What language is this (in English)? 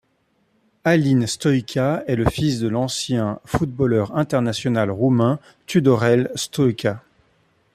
French